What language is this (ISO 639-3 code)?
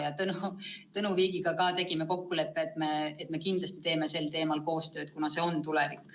est